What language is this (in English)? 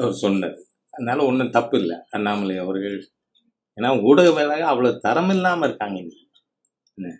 Tamil